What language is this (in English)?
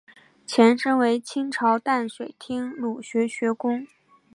Chinese